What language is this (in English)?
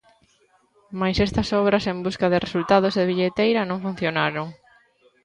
Galician